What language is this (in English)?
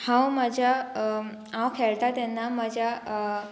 Konkani